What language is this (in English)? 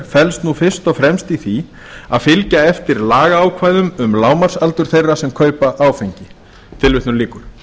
Icelandic